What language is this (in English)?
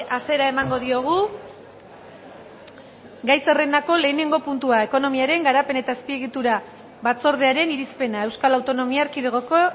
Basque